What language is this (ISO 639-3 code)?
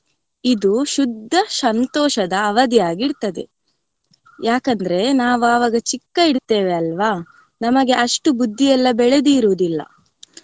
kan